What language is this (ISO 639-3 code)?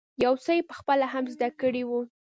pus